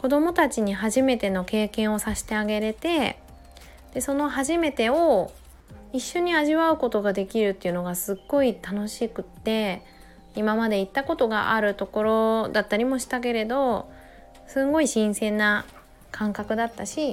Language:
Japanese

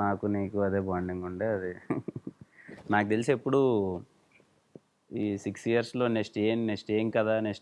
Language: English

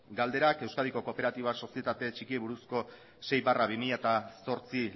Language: Basque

